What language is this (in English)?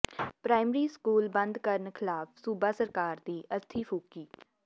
Punjabi